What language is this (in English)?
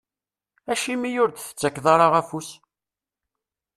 Kabyle